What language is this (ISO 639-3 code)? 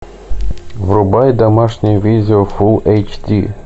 rus